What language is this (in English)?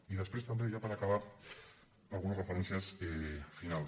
Catalan